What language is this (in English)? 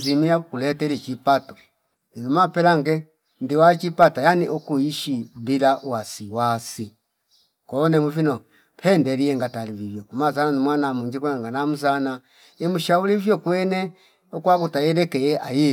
Fipa